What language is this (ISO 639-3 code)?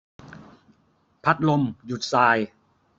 tha